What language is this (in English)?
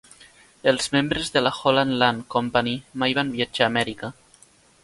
Catalan